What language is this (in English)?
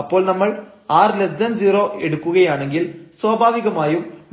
Malayalam